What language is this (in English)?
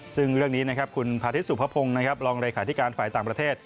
Thai